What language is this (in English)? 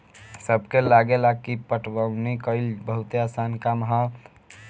Bhojpuri